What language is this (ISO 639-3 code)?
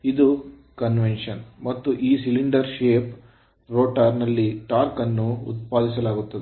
kan